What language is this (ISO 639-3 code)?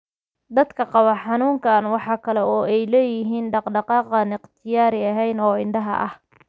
som